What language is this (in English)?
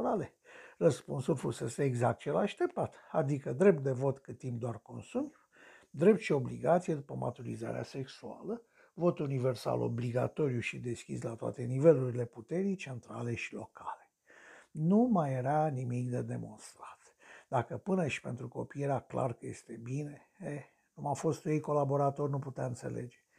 Romanian